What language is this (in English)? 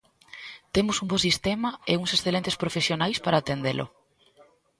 Galician